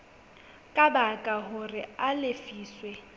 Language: Southern Sotho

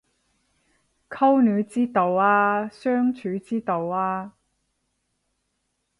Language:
Cantonese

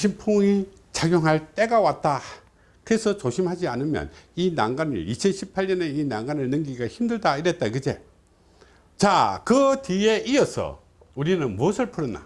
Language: Korean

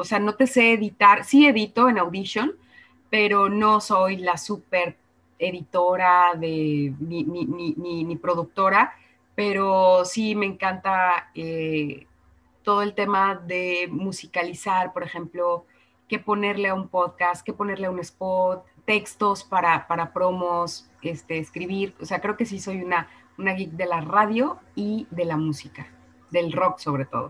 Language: Spanish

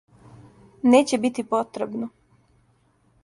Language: Serbian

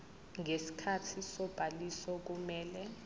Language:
Zulu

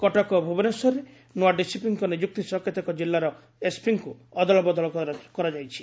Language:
Odia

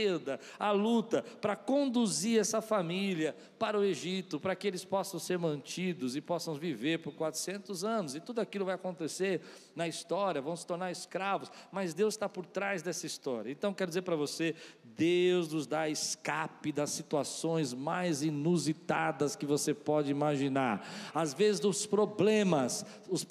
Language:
Portuguese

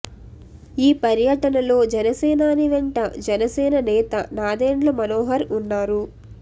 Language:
Telugu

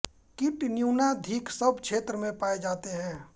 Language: Hindi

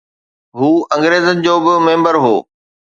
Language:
Sindhi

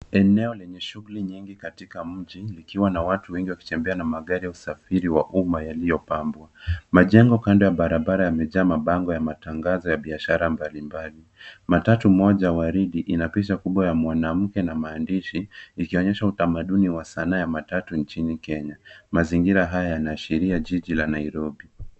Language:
Swahili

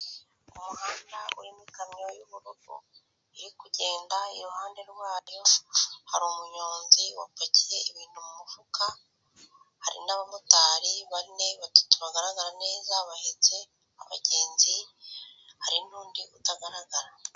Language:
Kinyarwanda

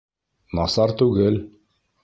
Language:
Bashkir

